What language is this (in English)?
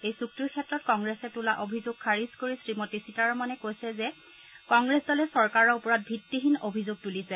Assamese